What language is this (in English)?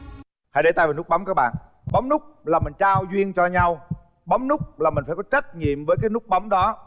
Vietnamese